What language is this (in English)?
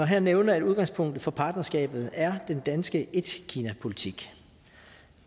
Danish